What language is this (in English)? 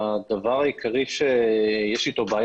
Hebrew